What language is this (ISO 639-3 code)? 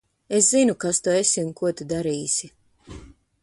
lav